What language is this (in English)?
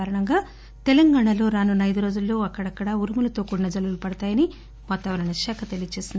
Telugu